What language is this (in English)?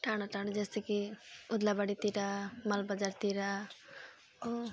Nepali